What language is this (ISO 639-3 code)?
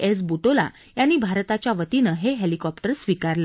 mar